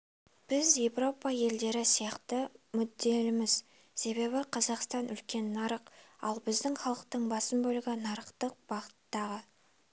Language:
Kazakh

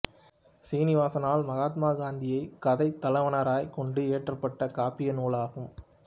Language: Tamil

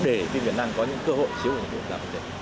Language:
Vietnamese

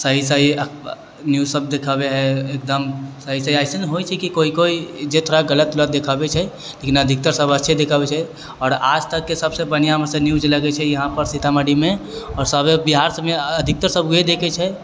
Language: Maithili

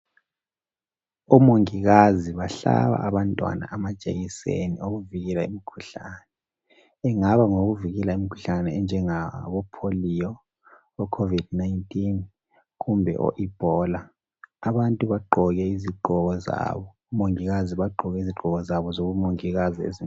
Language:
North Ndebele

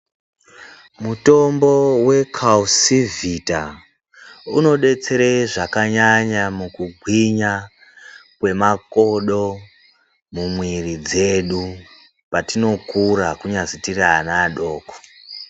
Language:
Ndau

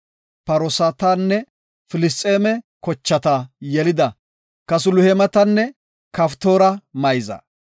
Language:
Gofa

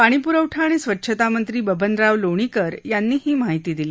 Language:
Marathi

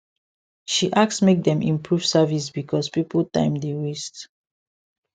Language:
Nigerian Pidgin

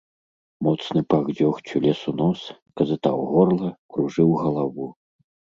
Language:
Belarusian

